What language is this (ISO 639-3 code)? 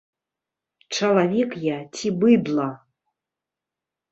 bel